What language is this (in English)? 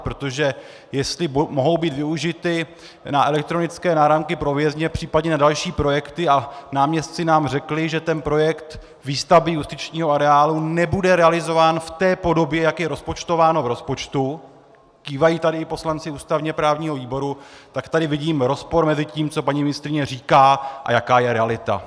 Czech